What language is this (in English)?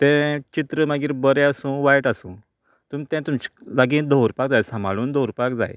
Konkani